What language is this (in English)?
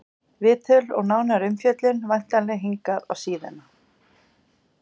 Icelandic